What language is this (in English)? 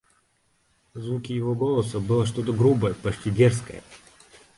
Russian